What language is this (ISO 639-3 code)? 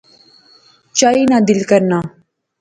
phr